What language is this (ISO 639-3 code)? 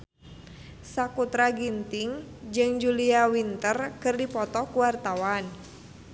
sun